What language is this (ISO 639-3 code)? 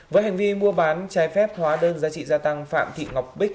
vie